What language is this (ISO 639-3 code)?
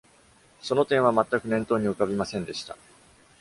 jpn